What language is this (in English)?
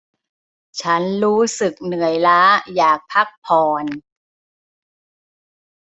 Thai